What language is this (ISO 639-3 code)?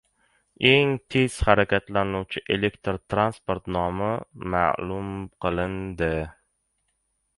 uzb